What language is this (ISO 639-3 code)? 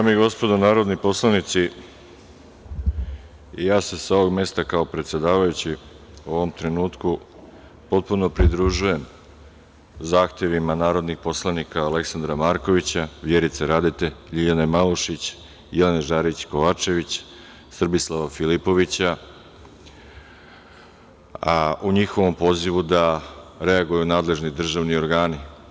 srp